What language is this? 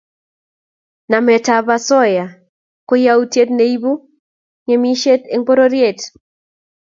Kalenjin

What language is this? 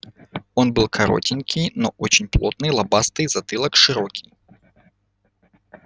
Russian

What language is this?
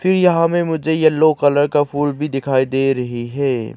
Hindi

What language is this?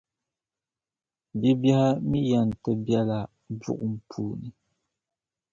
Dagbani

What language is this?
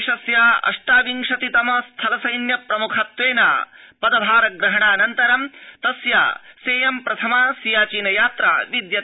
Sanskrit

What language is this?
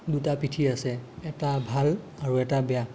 Assamese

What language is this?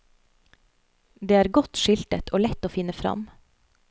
Norwegian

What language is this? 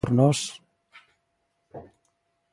Galician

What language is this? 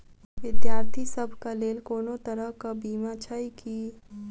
Maithili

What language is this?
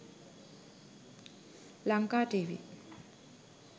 Sinhala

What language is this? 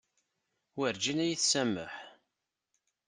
Kabyle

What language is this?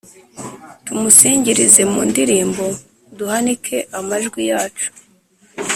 Kinyarwanda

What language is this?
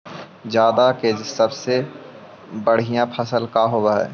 Magahi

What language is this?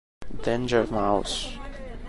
Italian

